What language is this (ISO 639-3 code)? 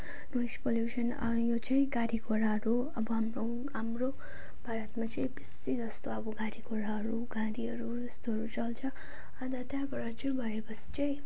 nep